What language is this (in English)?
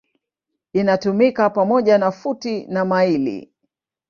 Swahili